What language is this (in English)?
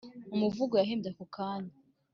Kinyarwanda